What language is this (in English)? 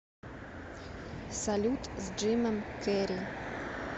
Russian